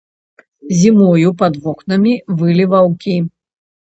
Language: Belarusian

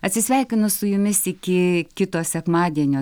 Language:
Lithuanian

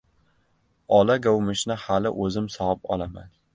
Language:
Uzbek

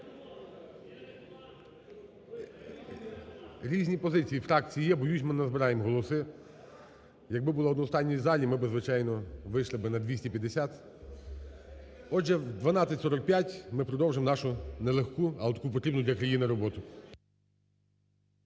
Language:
Ukrainian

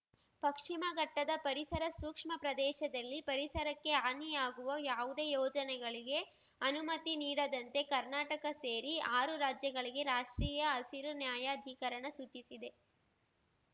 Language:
Kannada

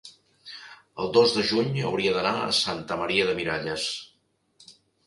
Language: Catalan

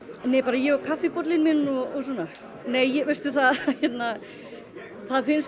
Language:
Icelandic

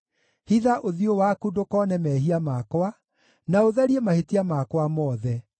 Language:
Kikuyu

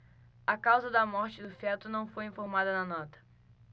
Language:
Portuguese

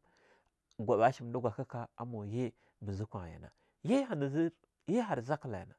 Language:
Longuda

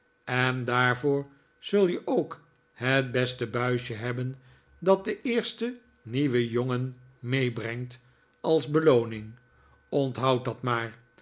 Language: Dutch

